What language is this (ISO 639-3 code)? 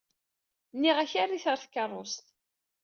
kab